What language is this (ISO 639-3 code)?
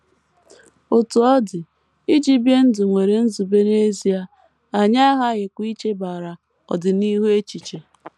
ibo